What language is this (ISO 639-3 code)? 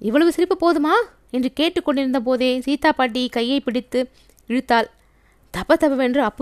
tam